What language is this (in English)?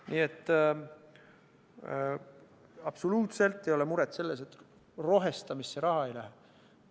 Estonian